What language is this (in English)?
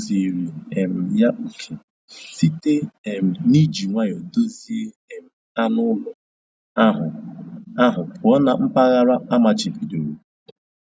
Igbo